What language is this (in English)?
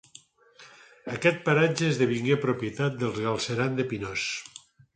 Catalan